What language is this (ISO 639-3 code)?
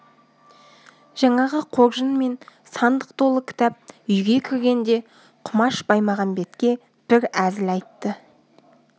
kaz